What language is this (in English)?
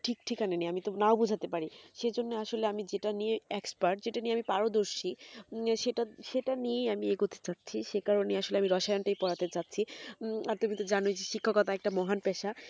Bangla